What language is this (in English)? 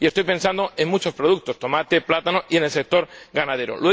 Spanish